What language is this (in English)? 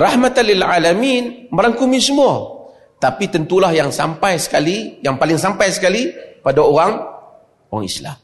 Malay